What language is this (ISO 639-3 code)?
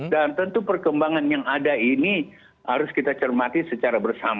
ind